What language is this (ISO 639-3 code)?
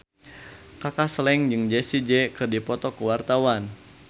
sun